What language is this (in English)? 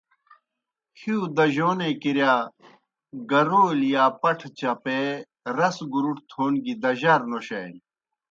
Kohistani Shina